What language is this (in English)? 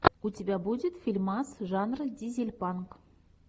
Russian